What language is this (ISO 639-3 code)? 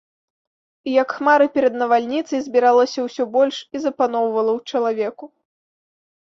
bel